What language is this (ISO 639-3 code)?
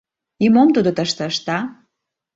chm